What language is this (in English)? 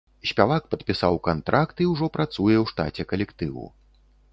Belarusian